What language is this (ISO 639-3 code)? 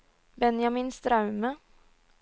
nor